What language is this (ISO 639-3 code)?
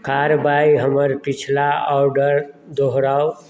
mai